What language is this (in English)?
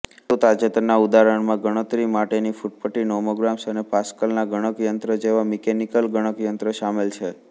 Gujarati